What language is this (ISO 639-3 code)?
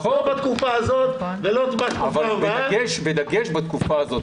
heb